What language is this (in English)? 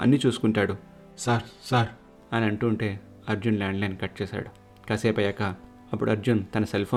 Telugu